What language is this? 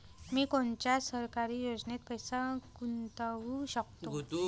Marathi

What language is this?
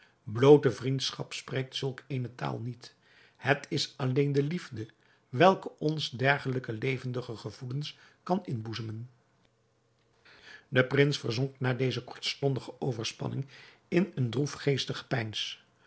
Dutch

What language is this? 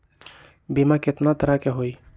Magahi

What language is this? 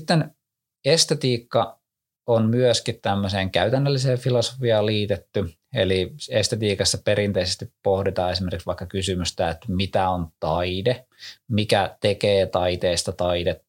Finnish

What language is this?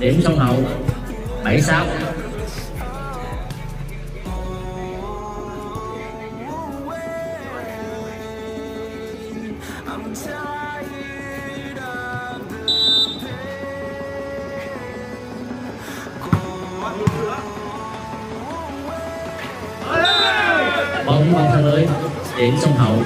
Vietnamese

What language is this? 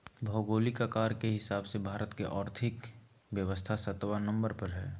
Magahi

